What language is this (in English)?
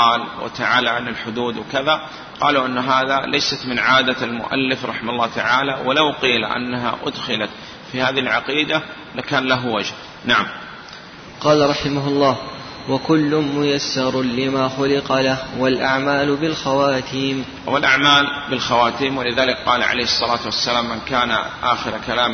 Arabic